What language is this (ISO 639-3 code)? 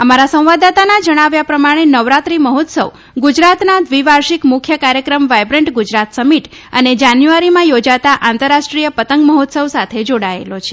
guj